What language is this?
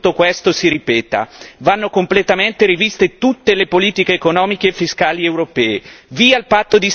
Italian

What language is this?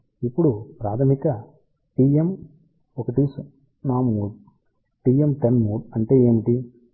Telugu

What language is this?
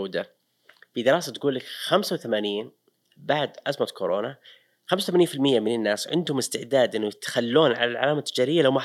Arabic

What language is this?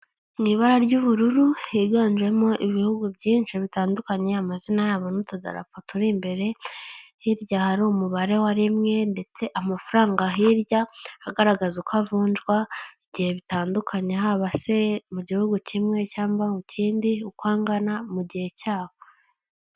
Kinyarwanda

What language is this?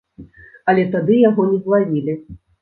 Belarusian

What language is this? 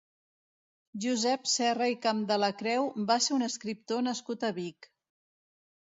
Catalan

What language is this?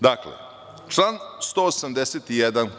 Serbian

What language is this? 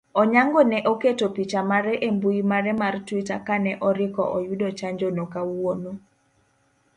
Luo (Kenya and Tanzania)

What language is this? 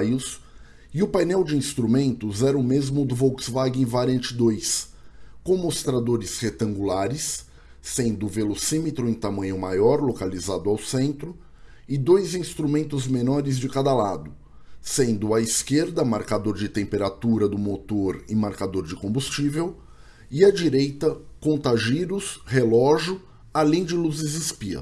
Portuguese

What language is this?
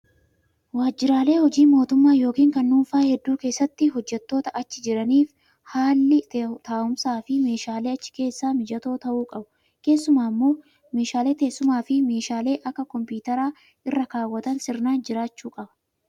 Oromo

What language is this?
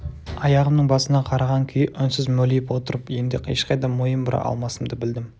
Kazakh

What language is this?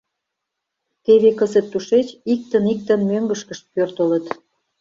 Mari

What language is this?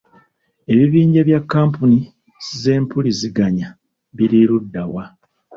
Ganda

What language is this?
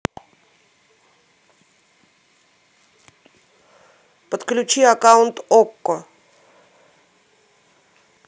Russian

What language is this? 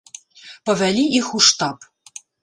Belarusian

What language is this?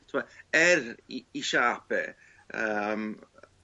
Welsh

